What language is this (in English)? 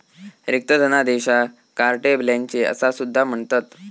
Marathi